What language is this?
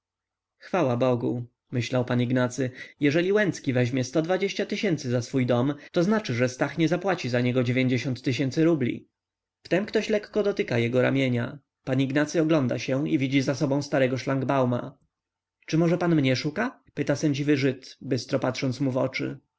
Polish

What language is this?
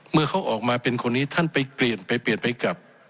Thai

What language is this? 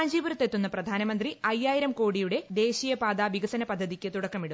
Malayalam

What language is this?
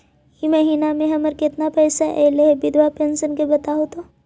Magahi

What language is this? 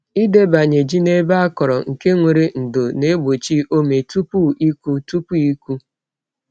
Igbo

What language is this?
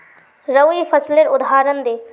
Magahi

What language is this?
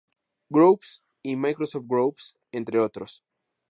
Spanish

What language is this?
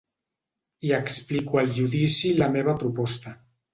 Catalan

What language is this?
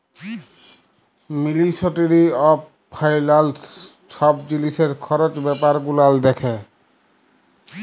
Bangla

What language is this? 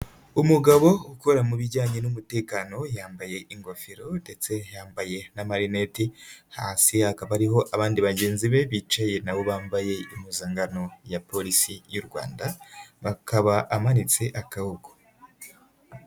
Kinyarwanda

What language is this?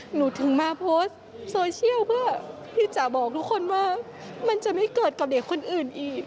Thai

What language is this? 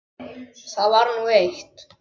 Icelandic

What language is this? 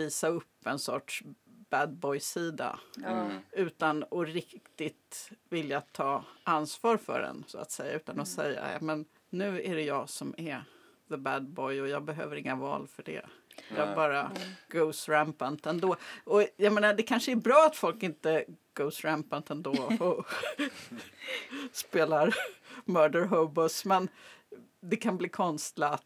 Swedish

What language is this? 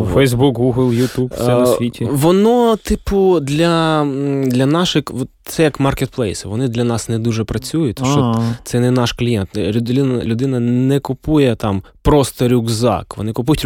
Ukrainian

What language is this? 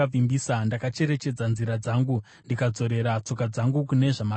Shona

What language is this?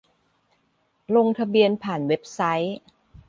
Thai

